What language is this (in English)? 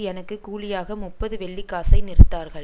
Tamil